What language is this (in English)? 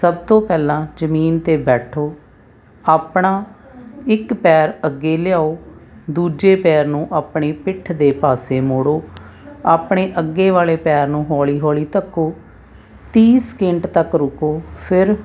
Punjabi